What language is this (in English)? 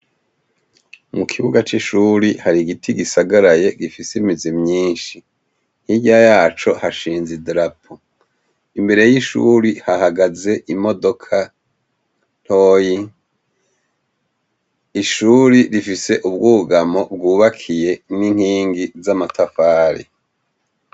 Rundi